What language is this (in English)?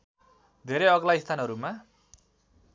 Nepali